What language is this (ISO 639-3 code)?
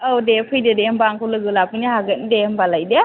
brx